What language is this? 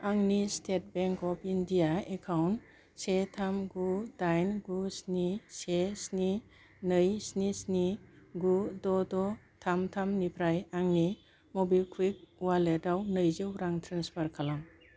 Bodo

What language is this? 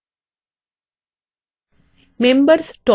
Bangla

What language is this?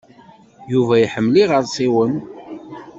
Kabyle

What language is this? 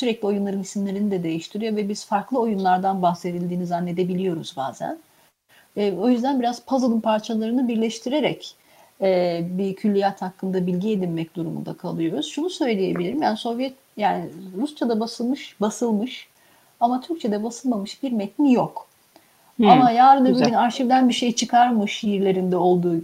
Turkish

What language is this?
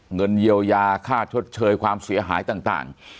Thai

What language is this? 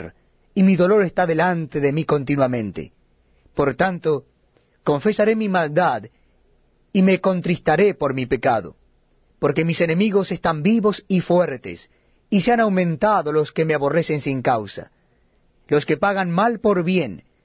Spanish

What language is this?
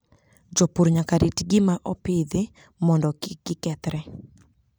Luo (Kenya and Tanzania)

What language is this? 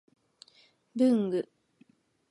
Japanese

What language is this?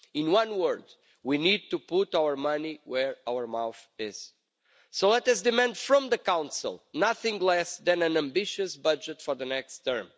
English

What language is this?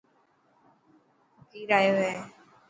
Dhatki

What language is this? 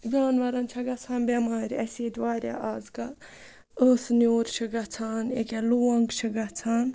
Kashmiri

